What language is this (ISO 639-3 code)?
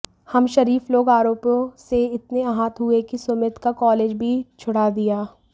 hin